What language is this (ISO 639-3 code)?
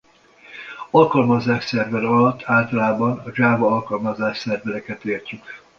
hun